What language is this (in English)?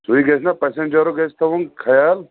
Kashmiri